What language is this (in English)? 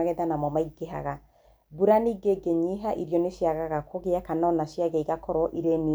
Kikuyu